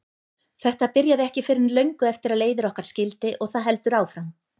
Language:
Icelandic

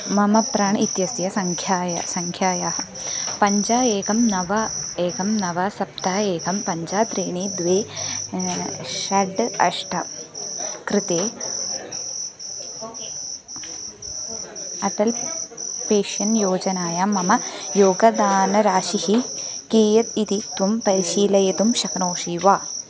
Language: Sanskrit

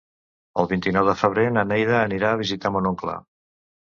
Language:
Catalan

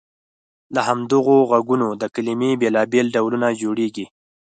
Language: Pashto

